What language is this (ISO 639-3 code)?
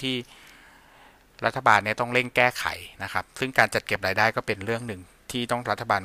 tha